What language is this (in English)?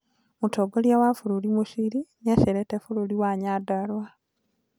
Kikuyu